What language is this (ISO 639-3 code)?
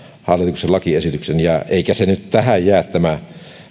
fin